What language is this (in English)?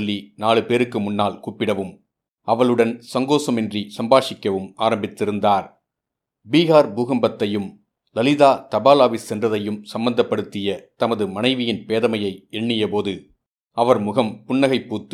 Tamil